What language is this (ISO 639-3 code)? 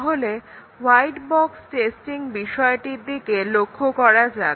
ben